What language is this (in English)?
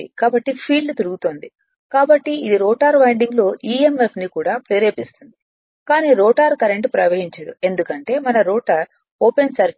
Telugu